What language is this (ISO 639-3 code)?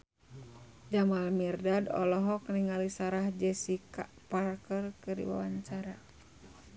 sun